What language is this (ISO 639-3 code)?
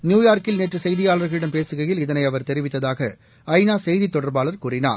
tam